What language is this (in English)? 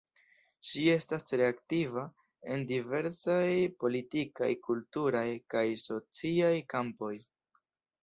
Esperanto